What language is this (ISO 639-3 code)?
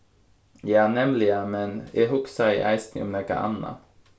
fao